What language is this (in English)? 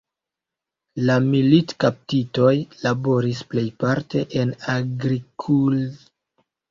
Esperanto